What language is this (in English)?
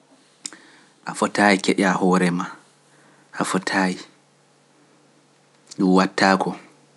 Pular